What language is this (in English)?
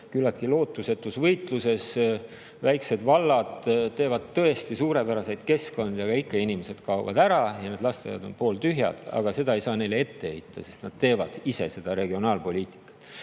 Estonian